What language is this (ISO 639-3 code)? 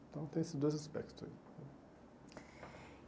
por